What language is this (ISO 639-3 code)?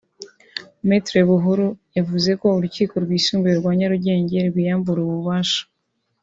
kin